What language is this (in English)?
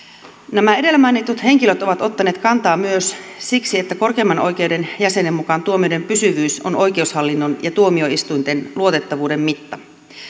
Finnish